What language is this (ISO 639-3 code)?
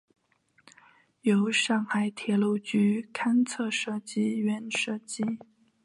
zho